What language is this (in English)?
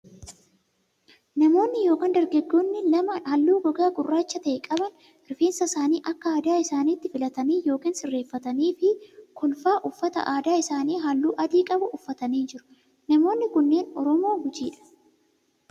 Oromo